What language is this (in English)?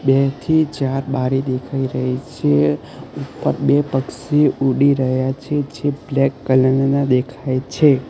Gujarati